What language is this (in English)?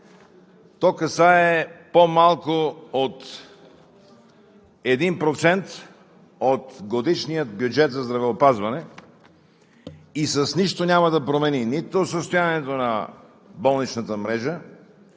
Bulgarian